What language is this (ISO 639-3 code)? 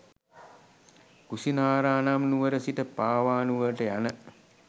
sin